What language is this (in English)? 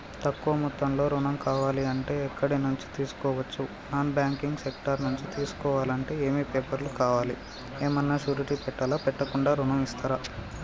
Telugu